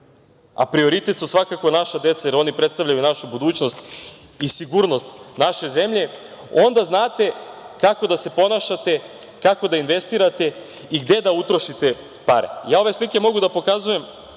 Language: Serbian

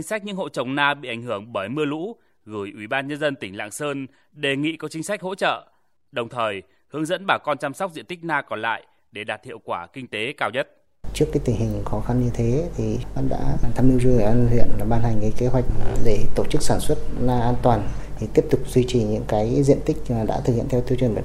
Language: Vietnamese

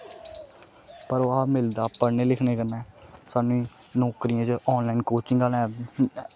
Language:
Dogri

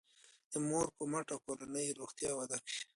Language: Pashto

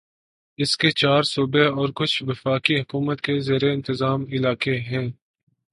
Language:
Urdu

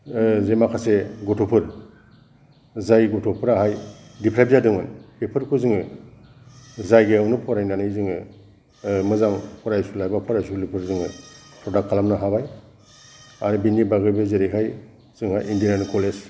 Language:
Bodo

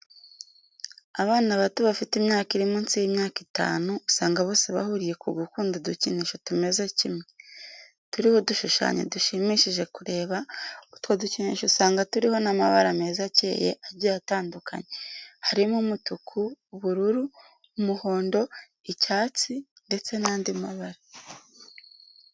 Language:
Kinyarwanda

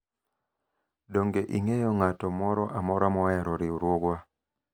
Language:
Luo (Kenya and Tanzania)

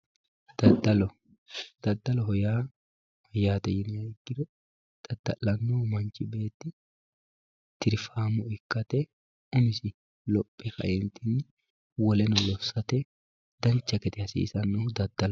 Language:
Sidamo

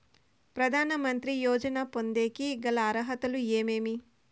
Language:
Telugu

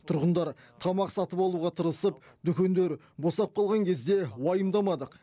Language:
Kazakh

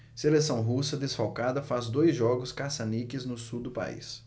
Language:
Portuguese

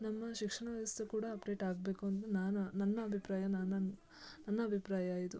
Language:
Kannada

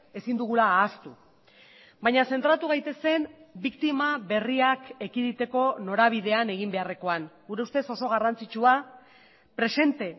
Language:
Basque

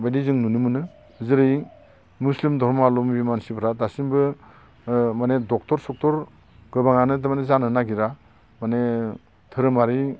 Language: Bodo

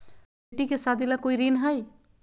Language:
Magahi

